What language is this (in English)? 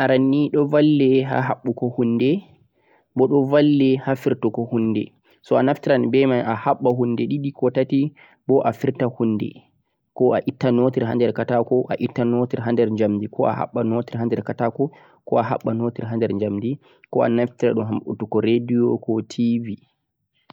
Central-Eastern Niger Fulfulde